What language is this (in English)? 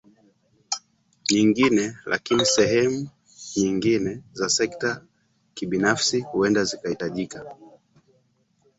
Swahili